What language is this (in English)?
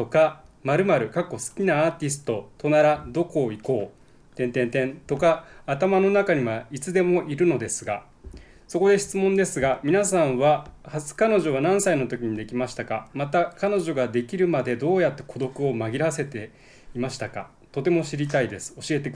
Japanese